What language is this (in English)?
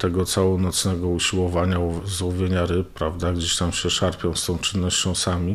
Polish